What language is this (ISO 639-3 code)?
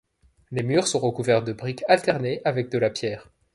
fra